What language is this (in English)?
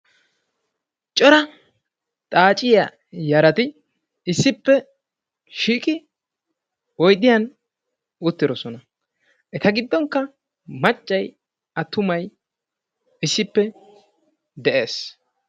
Wolaytta